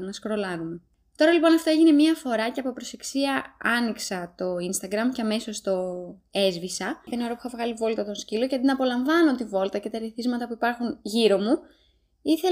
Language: Greek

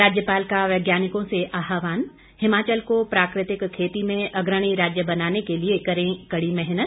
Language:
Hindi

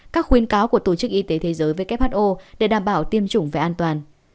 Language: Vietnamese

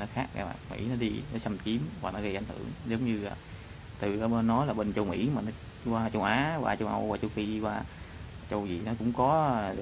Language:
Vietnamese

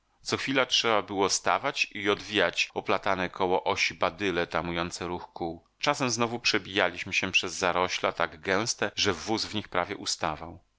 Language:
Polish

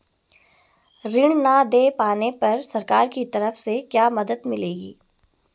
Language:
Hindi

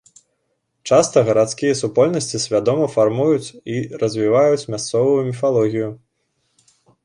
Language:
Belarusian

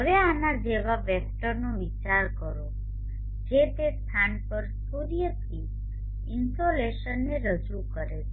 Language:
Gujarati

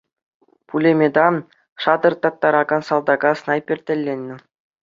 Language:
Chuvash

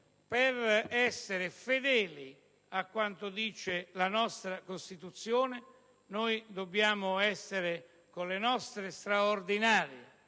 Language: Italian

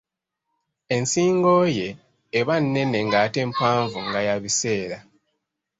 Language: Ganda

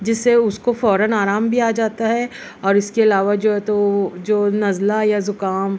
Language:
Urdu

